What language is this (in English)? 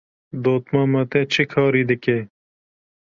Kurdish